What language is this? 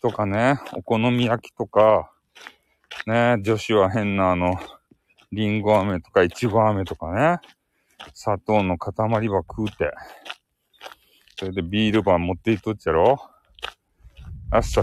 Japanese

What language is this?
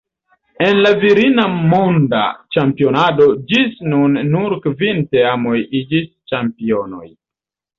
Esperanto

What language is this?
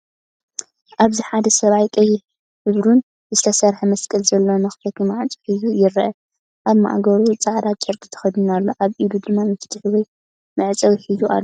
Tigrinya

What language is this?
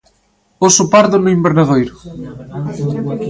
Galician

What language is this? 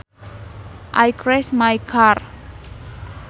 Sundanese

